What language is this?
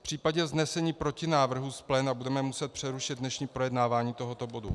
Czech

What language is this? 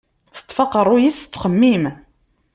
Kabyle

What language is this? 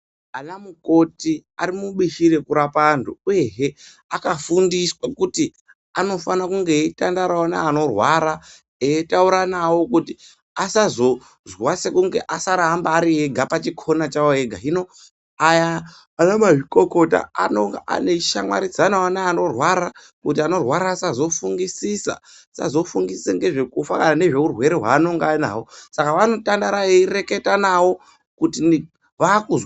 Ndau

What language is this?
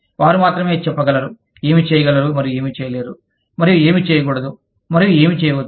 Telugu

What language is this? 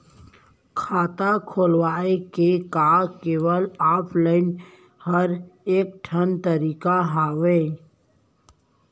Chhattisgarhi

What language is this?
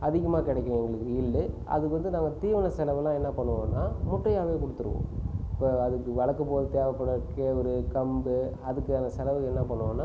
Tamil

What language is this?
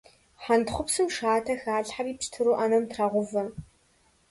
Kabardian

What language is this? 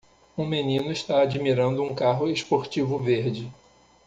Portuguese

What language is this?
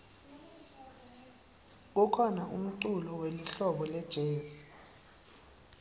Swati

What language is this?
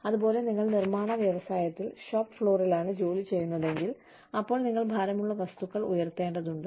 Malayalam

